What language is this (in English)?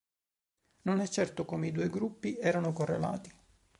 Italian